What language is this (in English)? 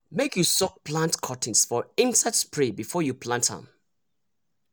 Nigerian Pidgin